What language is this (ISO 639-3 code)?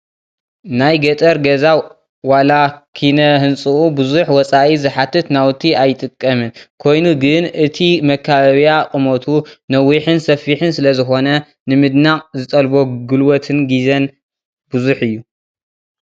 tir